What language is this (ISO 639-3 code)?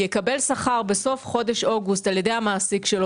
heb